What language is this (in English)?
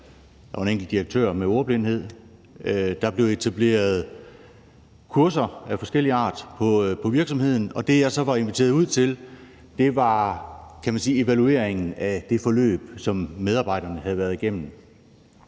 Danish